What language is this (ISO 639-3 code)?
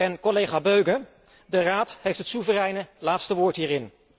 nld